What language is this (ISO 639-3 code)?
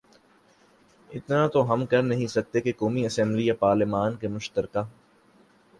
urd